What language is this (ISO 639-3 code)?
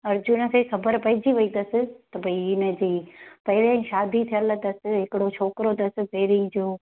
snd